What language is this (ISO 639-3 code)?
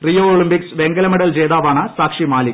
mal